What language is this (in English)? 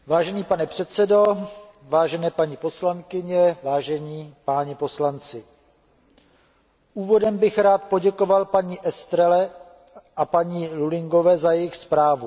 Czech